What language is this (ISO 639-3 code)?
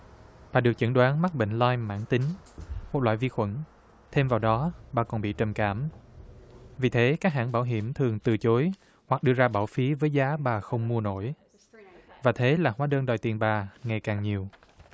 vie